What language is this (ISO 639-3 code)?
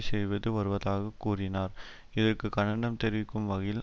tam